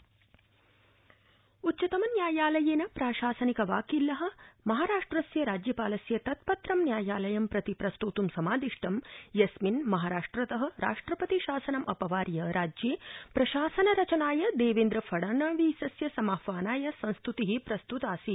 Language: Sanskrit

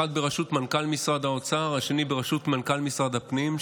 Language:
Hebrew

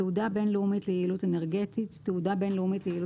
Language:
Hebrew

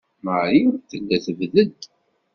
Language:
Kabyle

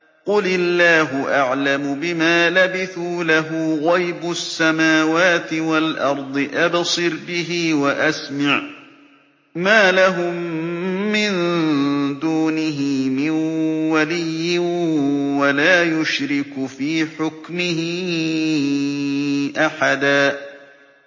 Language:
Arabic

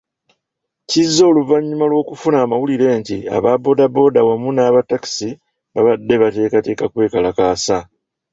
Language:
Ganda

